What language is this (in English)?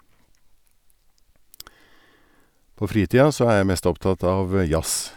Norwegian